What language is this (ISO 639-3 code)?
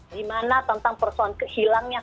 ind